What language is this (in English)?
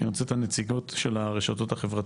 Hebrew